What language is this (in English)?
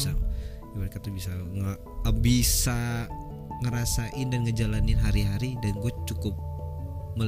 Indonesian